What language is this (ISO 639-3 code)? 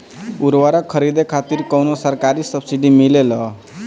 bho